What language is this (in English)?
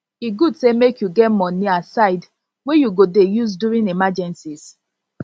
Nigerian Pidgin